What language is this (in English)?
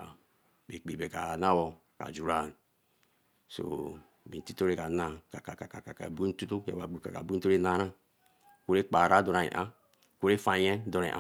Eleme